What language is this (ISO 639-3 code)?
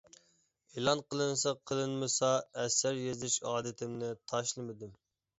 uig